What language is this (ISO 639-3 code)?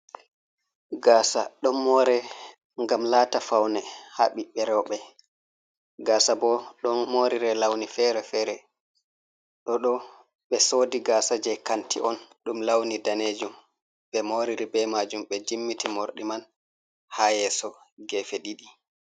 ful